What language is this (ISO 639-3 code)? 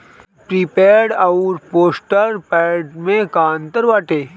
bho